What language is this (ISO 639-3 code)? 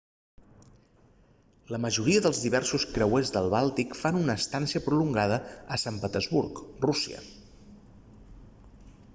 cat